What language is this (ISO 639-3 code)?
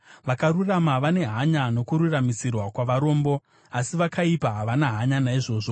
sna